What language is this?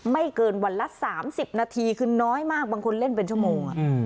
Thai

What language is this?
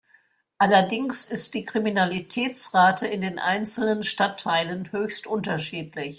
German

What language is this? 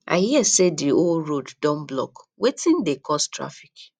Nigerian Pidgin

